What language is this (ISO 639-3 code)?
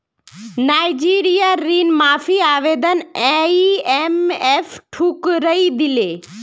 mag